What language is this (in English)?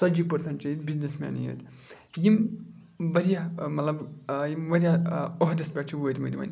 Kashmiri